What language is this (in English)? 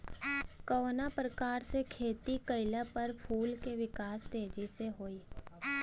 Bhojpuri